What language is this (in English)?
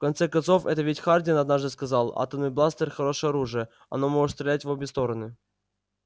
Russian